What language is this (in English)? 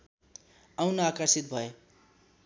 Nepali